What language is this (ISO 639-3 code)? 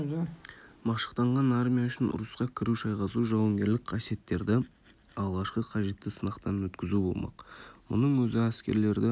kaz